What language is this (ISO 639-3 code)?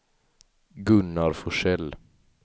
swe